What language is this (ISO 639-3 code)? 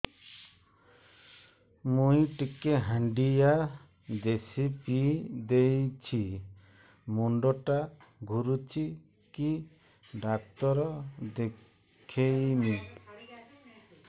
ori